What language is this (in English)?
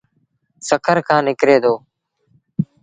Sindhi Bhil